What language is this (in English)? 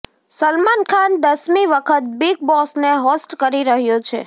Gujarati